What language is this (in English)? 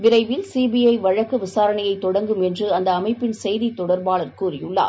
Tamil